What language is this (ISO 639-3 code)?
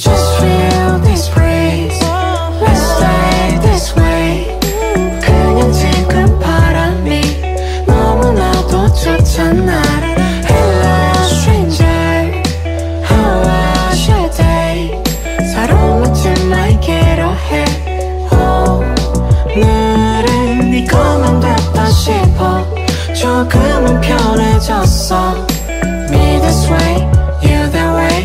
kor